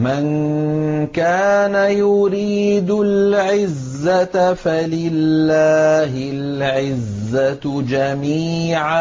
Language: Arabic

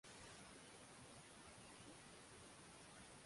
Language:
Swahili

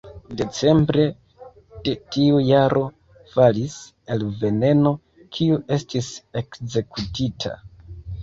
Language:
Esperanto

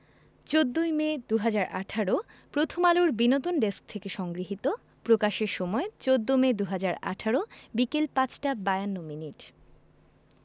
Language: Bangla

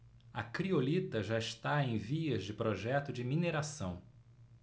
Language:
Portuguese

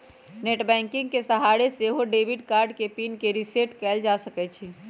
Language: Magahi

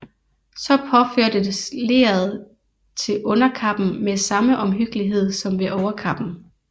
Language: Danish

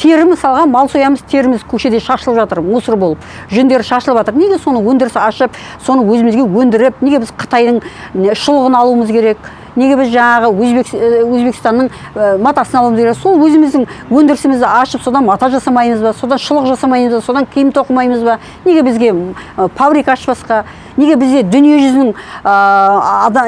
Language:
Kazakh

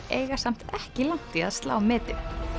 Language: Icelandic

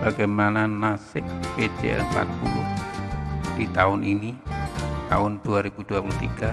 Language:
Indonesian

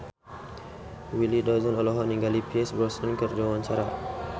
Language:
Sundanese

